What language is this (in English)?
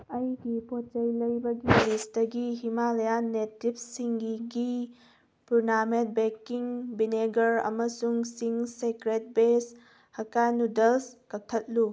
Manipuri